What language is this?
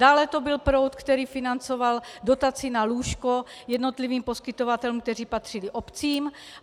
Czech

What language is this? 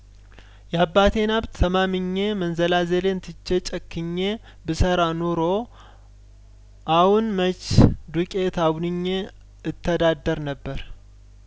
Amharic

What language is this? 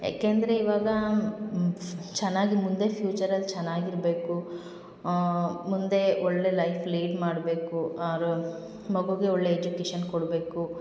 Kannada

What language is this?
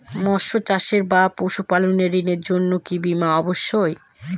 Bangla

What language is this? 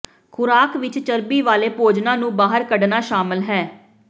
Punjabi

